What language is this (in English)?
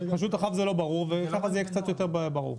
Hebrew